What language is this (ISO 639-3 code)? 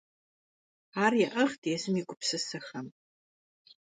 kbd